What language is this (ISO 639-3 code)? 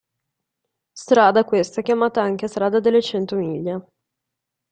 ita